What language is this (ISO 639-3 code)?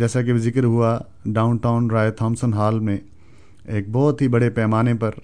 urd